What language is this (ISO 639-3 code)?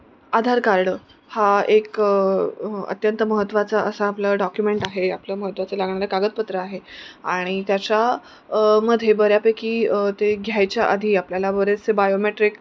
mar